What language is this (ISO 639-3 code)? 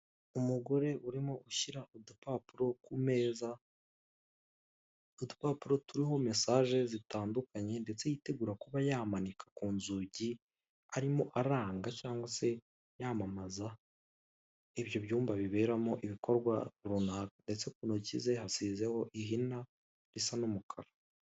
kin